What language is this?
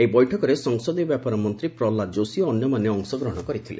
Odia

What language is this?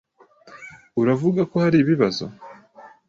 Kinyarwanda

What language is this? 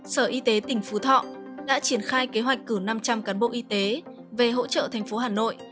Vietnamese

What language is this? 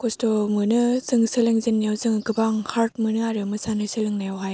Bodo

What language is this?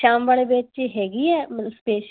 Punjabi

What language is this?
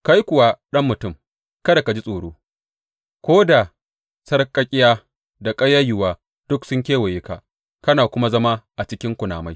Hausa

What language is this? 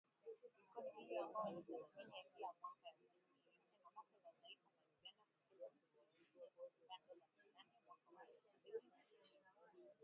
Swahili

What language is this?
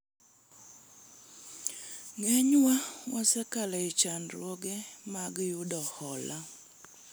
Luo (Kenya and Tanzania)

